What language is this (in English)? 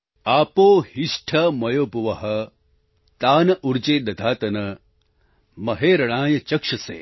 Gujarati